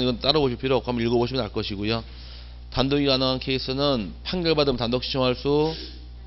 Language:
Korean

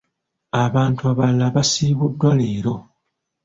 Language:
Ganda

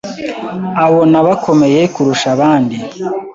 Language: Kinyarwanda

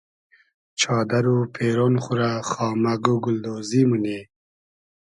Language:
Hazaragi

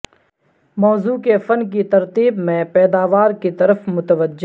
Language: Urdu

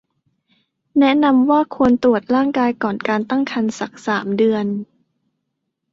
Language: Thai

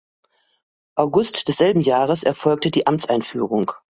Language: German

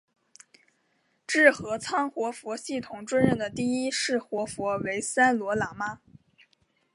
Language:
Chinese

